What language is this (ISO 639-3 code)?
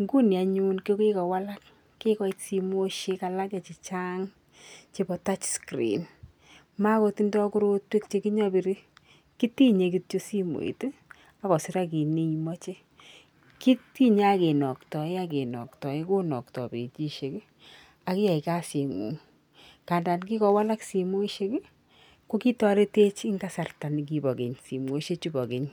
kln